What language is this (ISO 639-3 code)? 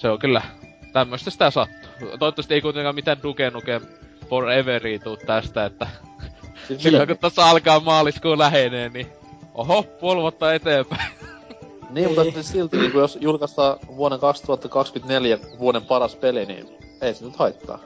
fin